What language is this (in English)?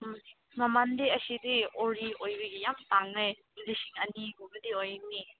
Manipuri